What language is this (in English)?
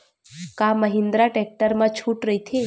Chhattisgarhi